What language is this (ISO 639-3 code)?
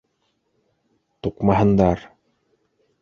bak